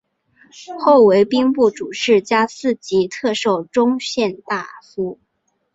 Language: Chinese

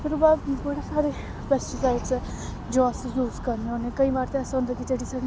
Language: Dogri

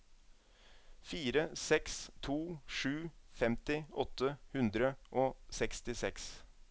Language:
Norwegian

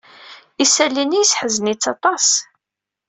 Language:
Kabyle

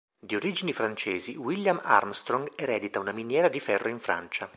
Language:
Italian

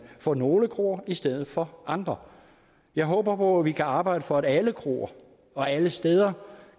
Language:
Danish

